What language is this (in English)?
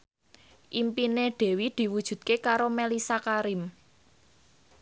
Javanese